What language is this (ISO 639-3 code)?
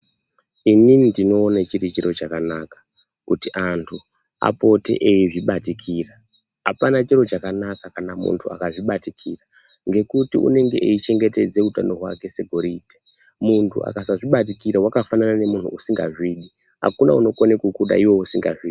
ndc